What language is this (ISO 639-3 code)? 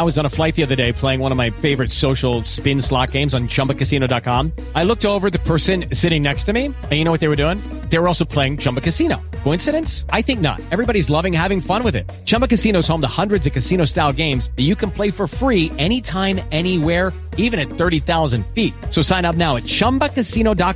eng